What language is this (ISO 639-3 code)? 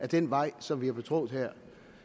dan